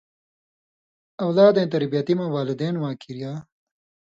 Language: Indus Kohistani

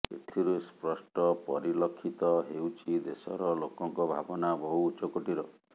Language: Odia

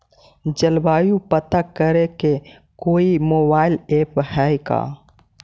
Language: Magahi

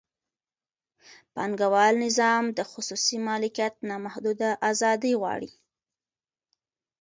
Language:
Pashto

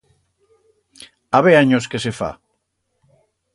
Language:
Aragonese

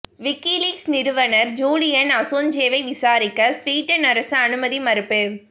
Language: Tamil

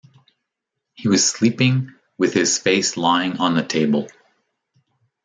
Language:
English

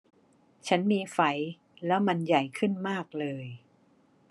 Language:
Thai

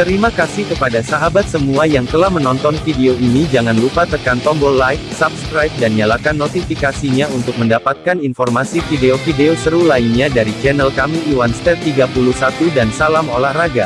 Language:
Indonesian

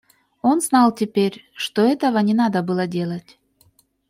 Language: Russian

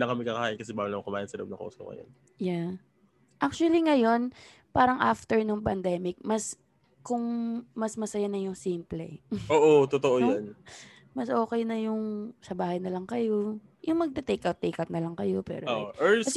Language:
Filipino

